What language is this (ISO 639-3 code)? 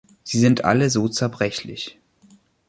deu